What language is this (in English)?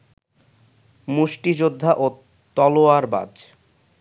Bangla